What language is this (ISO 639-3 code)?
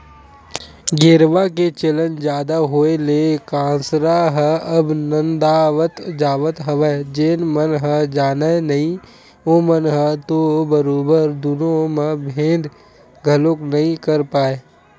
hne